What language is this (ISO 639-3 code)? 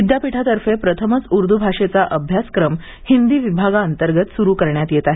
mar